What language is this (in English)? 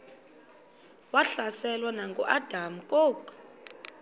Xhosa